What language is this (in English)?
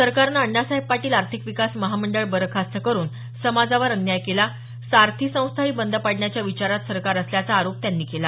Marathi